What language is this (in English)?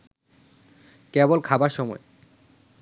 Bangla